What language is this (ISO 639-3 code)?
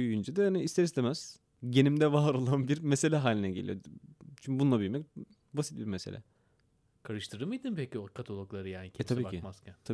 tur